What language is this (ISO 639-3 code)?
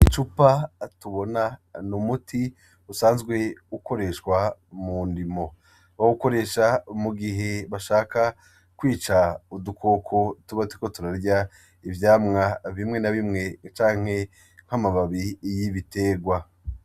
run